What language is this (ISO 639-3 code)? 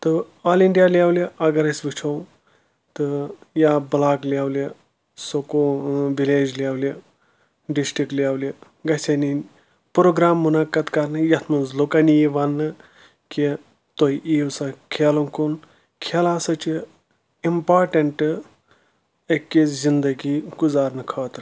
kas